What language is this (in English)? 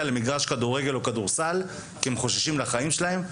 Hebrew